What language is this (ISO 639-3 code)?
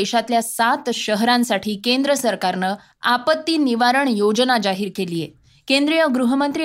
mar